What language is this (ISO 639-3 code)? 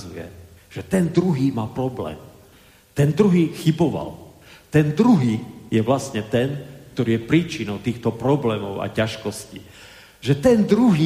slk